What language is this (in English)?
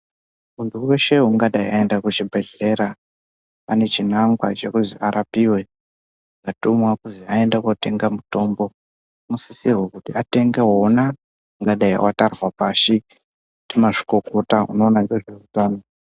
Ndau